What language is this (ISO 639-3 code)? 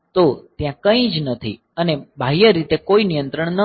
guj